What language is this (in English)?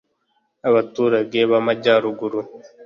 Kinyarwanda